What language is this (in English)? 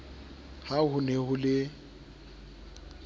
Southern Sotho